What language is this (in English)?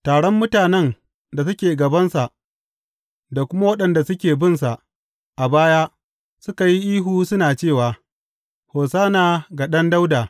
Hausa